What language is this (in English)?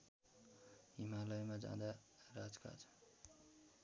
Nepali